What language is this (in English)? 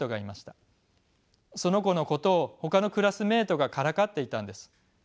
Japanese